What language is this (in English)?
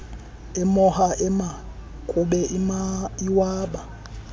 Xhosa